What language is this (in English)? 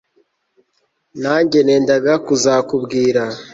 Kinyarwanda